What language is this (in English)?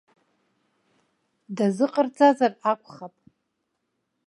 Abkhazian